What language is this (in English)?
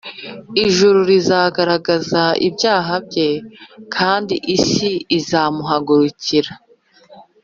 Kinyarwanda